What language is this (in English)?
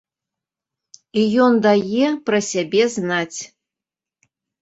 Belarusian